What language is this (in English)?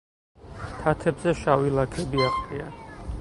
Georgian